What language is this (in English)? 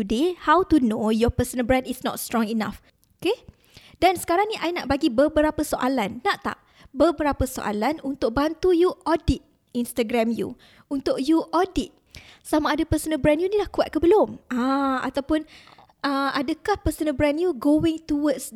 Malay